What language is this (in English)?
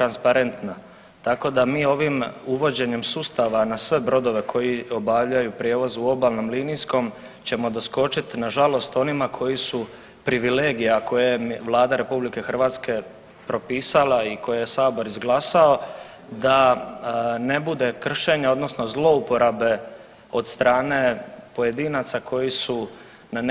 Croatian